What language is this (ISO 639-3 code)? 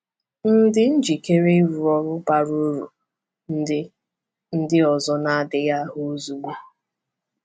ibo